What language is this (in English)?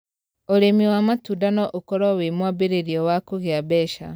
Kikuyu